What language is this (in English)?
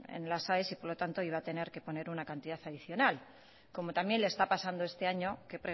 Spanish